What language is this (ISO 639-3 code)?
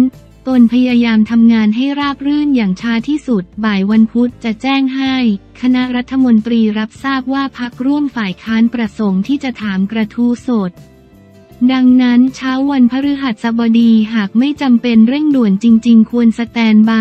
tha